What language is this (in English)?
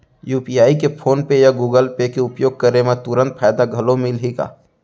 Chhattisgarhi